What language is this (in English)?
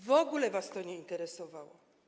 Polish